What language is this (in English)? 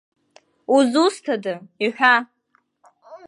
Abkhazian